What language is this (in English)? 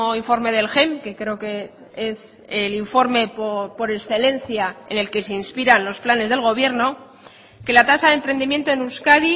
Spanish